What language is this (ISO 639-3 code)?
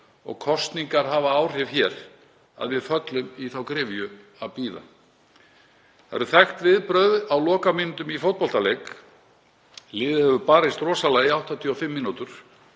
isl